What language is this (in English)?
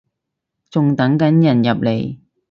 Cantonese